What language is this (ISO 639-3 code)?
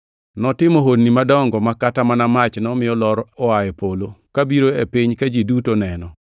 luo